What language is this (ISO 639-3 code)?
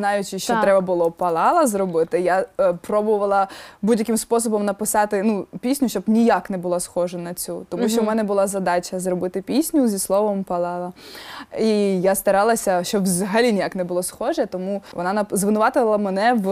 ukr